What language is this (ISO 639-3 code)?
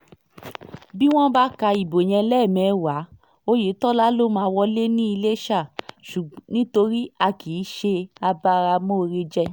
yor